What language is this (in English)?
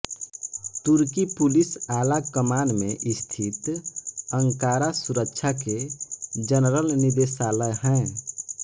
Hindi